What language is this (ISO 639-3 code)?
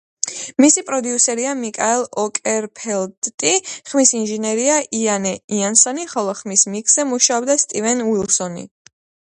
kat